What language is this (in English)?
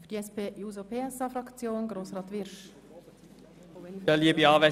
Swiss German